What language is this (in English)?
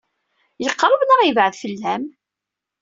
Kabyle